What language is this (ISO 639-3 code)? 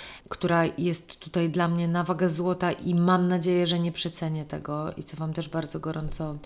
pol